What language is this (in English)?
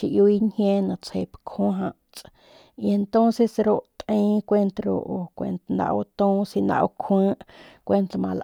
Northern Pame